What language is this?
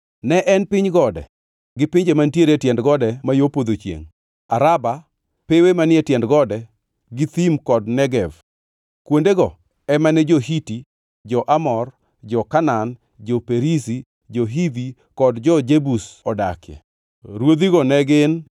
Luo (Kenya and Tanzania)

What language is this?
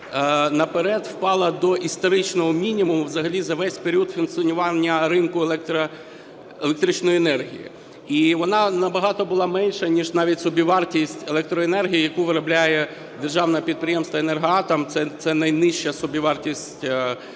Ukrainian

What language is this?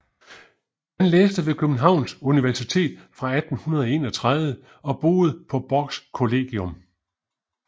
Danish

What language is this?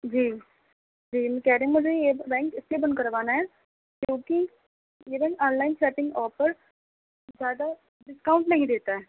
Urdu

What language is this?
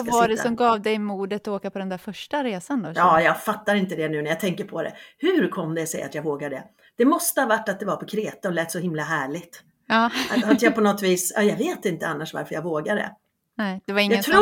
Swedish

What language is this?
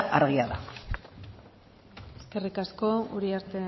Basque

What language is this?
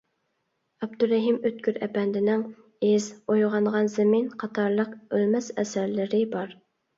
Uyghur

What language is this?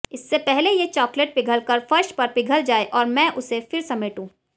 Hindi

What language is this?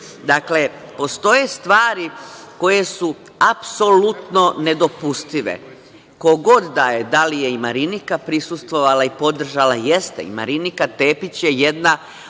Serbian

